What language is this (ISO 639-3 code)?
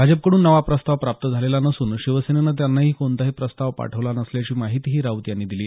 mar